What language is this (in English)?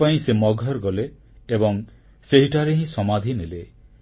Odia